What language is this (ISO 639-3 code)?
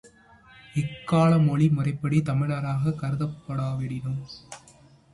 tam